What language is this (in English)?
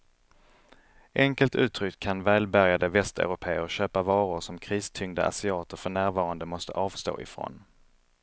Swedish